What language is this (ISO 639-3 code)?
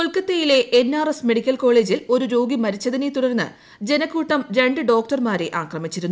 mal